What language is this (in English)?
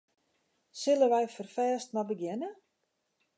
Western Frisian